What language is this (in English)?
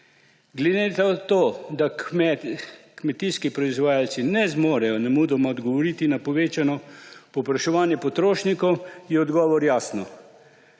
Slovenian